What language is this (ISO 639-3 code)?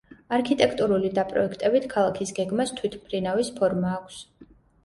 kat